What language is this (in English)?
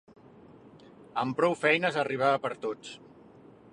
Catalan